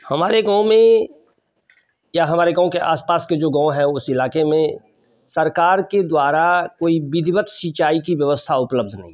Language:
Hindi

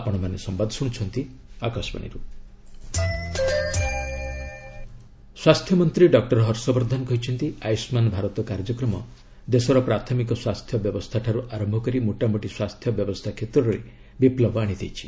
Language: Odia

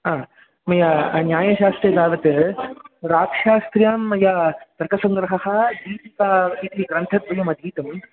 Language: Sanskrit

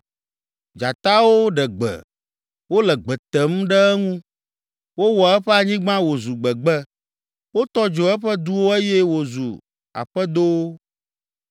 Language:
Ewe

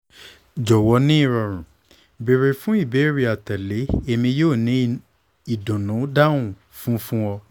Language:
Yoruba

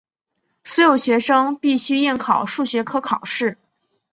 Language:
Chinese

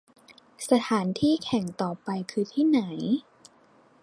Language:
Thai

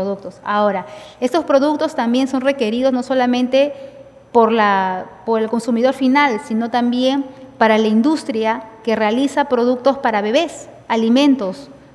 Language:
Spanish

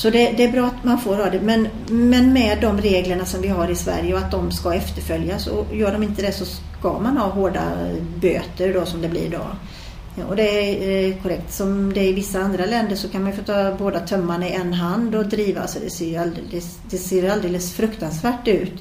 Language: Swedish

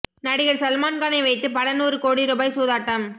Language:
Tamil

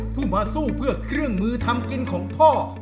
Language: Thai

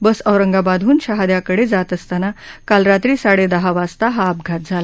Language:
Marathi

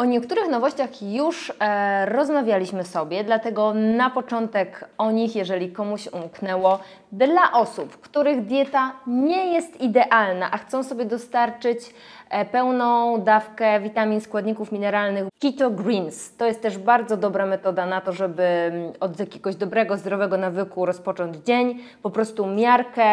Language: Polish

